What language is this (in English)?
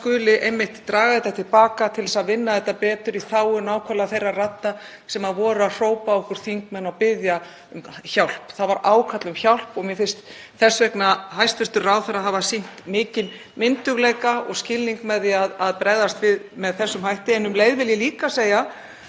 Icelandic